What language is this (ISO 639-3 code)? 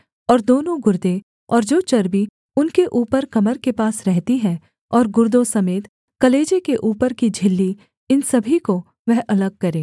hin